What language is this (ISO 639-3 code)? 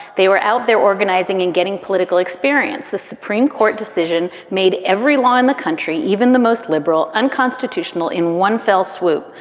eng